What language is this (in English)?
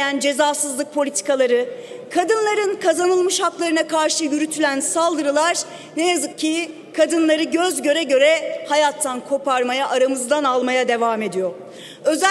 Turkish